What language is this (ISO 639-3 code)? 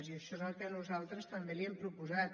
cat